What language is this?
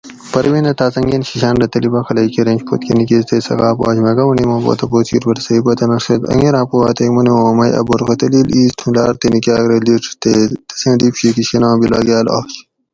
Gawri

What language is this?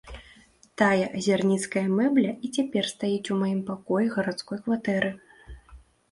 Belarusian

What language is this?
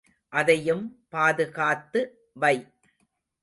Tamil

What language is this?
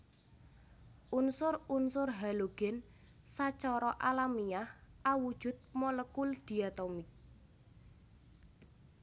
Javanese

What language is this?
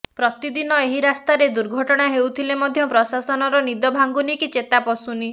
Odia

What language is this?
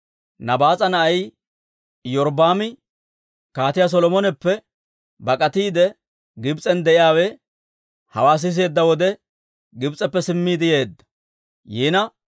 Dawro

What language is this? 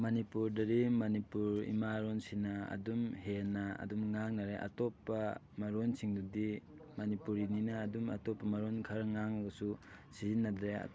Manipuri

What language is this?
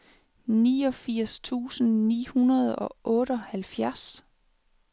Danish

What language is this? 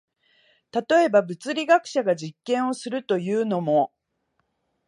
Japanese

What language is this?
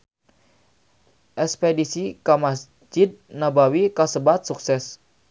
Sundanese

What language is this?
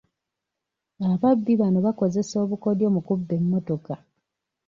Ganda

